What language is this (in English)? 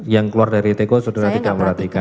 Indonesian